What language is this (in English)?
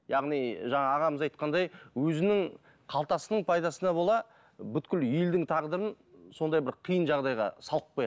Kazakh